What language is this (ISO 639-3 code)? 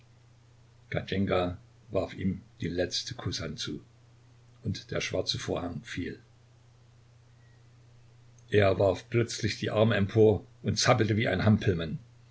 deu